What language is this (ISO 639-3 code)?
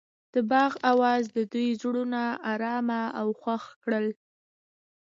pus